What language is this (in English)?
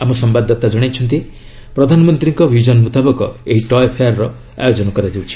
Odia